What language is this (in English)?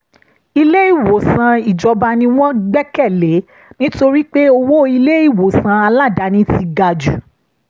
Yoruba